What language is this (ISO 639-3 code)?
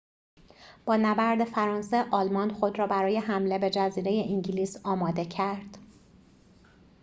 fas